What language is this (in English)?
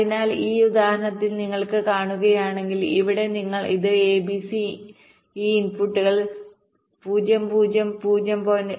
Malayalam